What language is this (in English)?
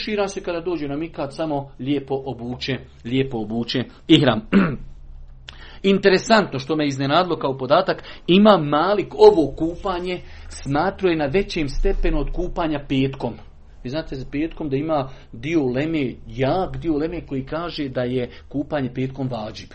Croatian